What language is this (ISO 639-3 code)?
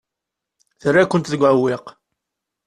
kab